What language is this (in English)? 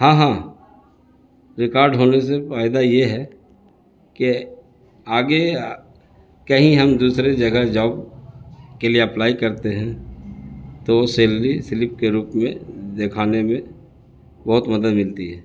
Urdu